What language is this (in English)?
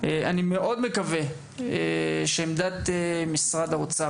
Hebrew